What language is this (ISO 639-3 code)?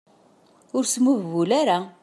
kab